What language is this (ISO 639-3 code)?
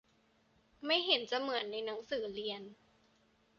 tha